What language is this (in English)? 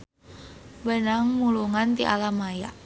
Sundanese